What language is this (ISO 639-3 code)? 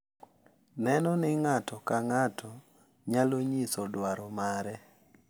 luo